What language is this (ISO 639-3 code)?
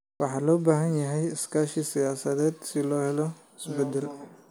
som